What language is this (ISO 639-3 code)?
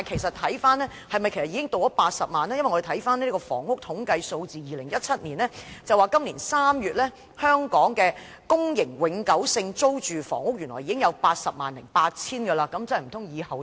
yue